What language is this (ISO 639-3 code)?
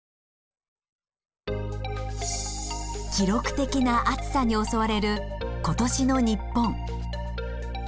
jpn